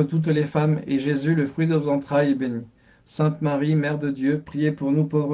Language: French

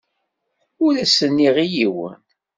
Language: Kabyle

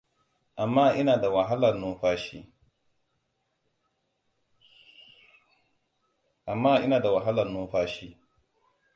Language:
Hausa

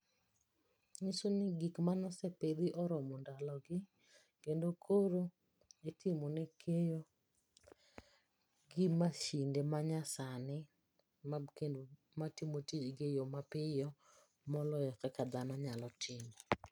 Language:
Luo (Kenya and Tanzania)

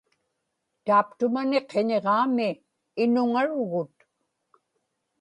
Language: Inupiaq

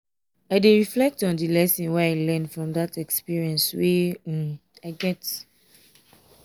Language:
Nigerian Pidgin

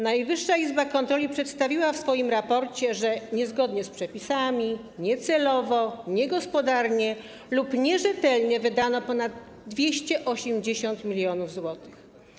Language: Polish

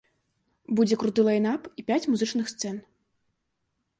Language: Belarusian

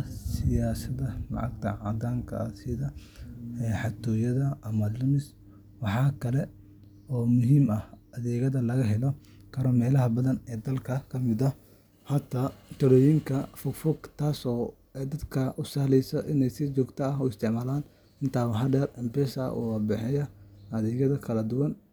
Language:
Somali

